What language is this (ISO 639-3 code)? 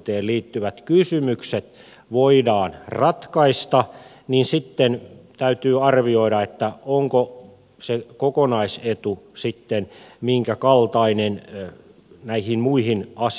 fin